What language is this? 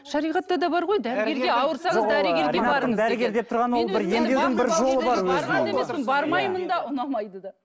Kazakh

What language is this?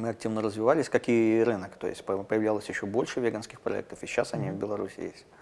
Russian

